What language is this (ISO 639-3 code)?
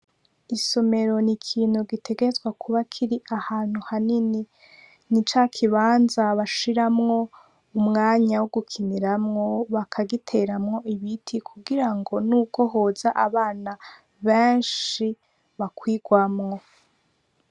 run